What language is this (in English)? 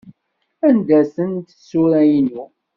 Kabyle